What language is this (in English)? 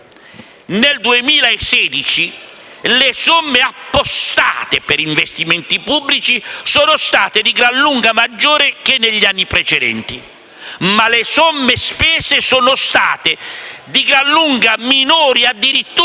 Italian